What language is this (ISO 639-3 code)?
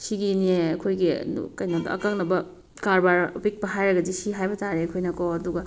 mni